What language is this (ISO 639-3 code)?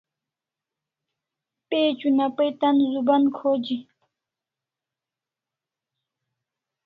kls